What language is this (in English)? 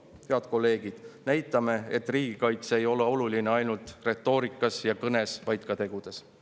Estonian